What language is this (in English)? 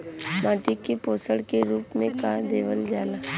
Bhojpuri